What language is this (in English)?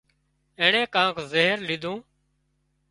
Wadiyara Koli